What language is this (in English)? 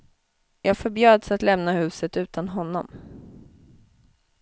Swedish